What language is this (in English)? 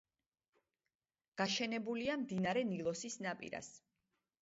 Georgian